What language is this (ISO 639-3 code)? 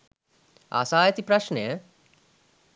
sin